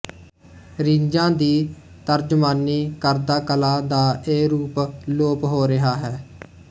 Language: Punjabi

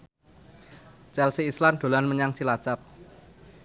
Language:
Javanese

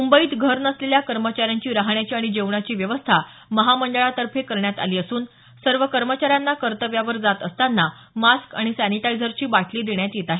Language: Marathi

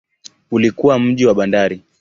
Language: Swahili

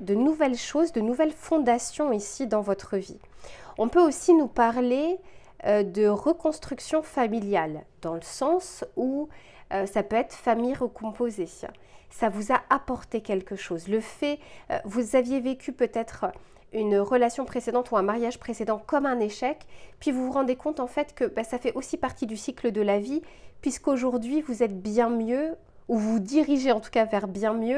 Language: French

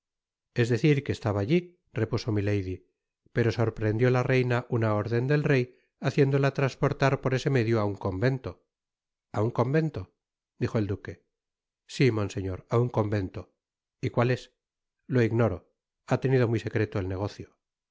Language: Spanish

